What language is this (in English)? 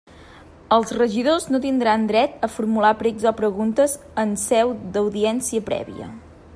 Catalan